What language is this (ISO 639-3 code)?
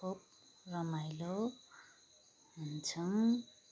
nep